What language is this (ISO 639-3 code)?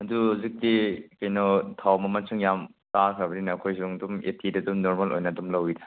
mni